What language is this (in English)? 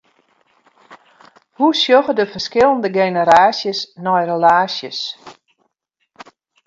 Western Frisian